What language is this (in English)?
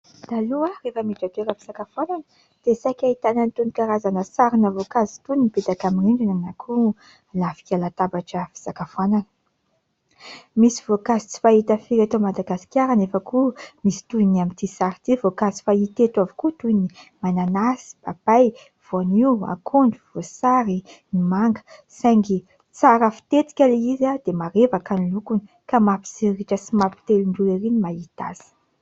Malagasy